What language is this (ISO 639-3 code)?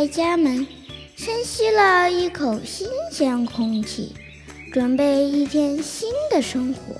zho